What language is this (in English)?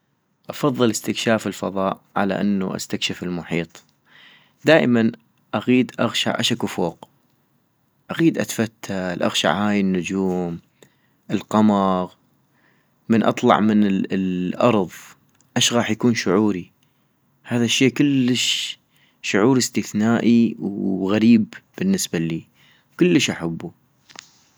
North Mesopotamian Arabic